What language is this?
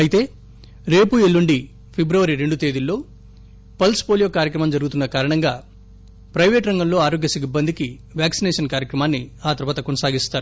Telugu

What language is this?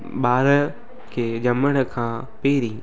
Sindhi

